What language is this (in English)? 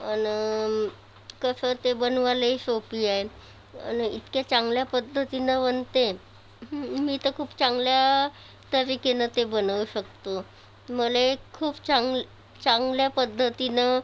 Marathi